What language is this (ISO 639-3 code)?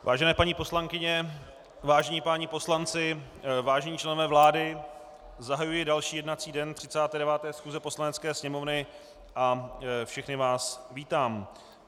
ces